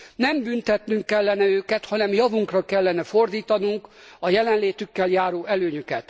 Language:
Hungarian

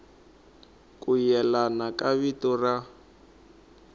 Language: Tsonga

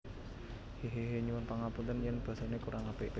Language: Javanese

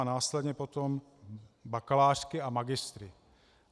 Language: Czech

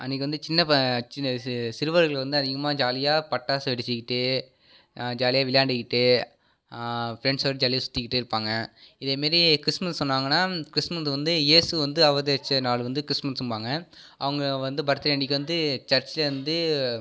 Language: Tamil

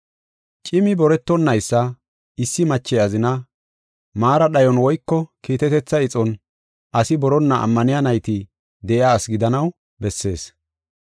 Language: Gofa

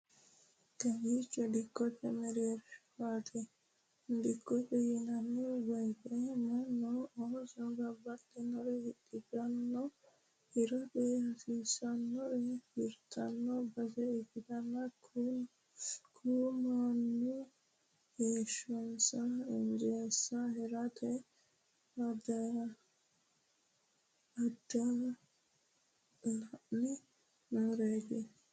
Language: Sidamo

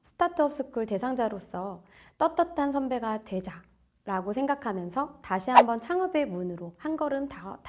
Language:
Korean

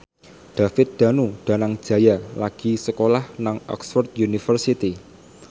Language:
Javanese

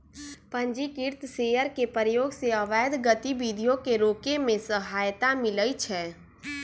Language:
Magahi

